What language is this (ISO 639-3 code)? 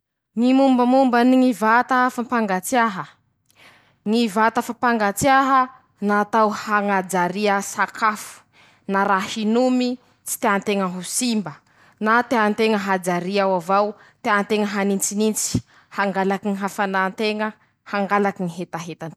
msh